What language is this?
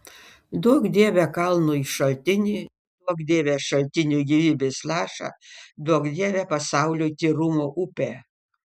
Lithuanian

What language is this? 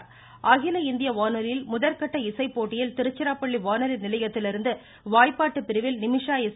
Tamil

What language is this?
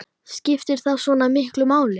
Icelandic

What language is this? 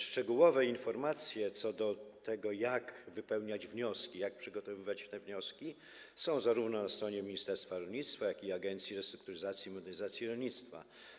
Polish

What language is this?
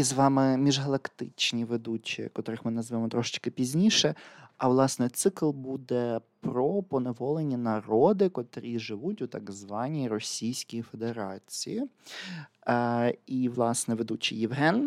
Ukrainian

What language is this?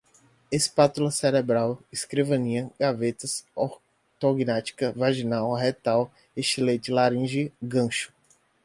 Portuguese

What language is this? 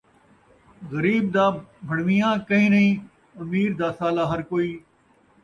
Saraiki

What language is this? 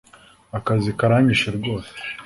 Kinyarwanda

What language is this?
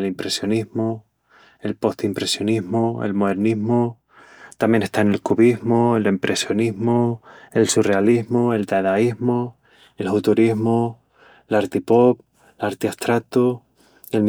Extremaduran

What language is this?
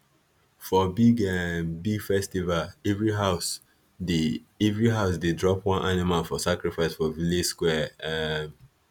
Nigerian Pidgin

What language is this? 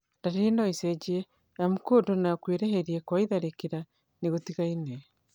Kikuyu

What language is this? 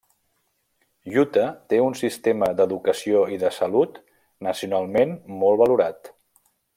Catalan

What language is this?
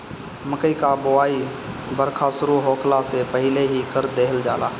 Bhojpuri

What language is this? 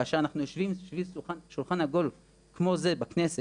Hebrew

